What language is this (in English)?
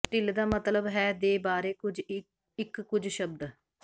Punjabi